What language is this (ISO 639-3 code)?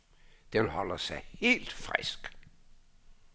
dan